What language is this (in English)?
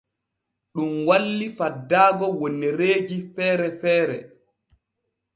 Borgu Fulfulde